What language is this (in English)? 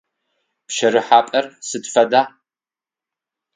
Adyghe